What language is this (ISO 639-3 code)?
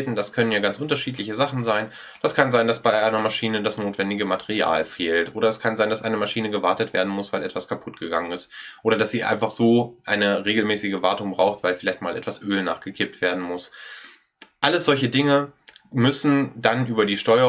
deu